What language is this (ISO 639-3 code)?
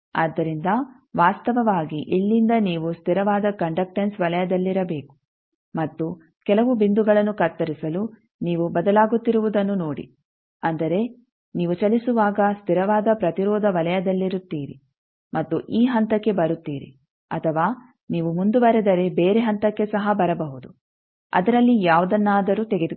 kan